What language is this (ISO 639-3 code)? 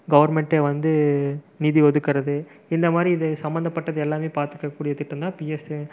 tam